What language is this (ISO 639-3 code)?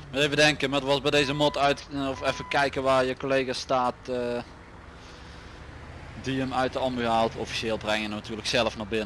nld